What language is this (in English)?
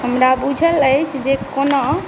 Maithili